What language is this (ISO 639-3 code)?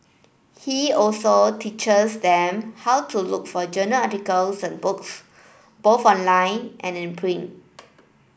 eng